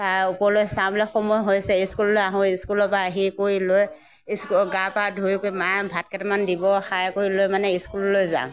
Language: Assamese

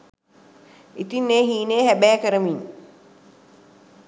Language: Sinhala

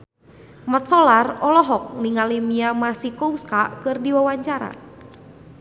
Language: Sundanese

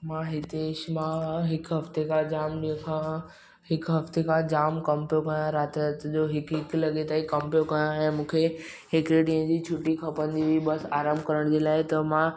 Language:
Sindhi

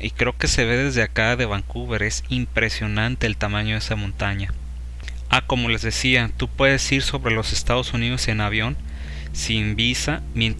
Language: Spanish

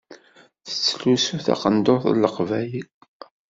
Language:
Kabyle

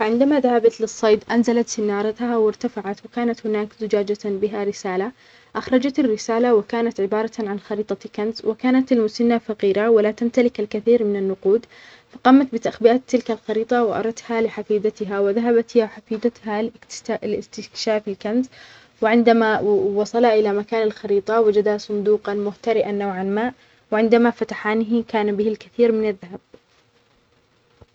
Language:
Omani Arabic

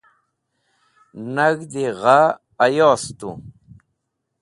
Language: Wakhi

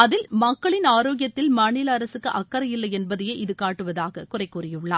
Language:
Tamil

